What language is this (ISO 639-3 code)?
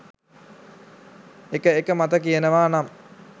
sin